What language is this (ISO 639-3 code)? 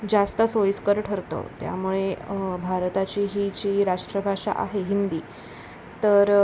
mar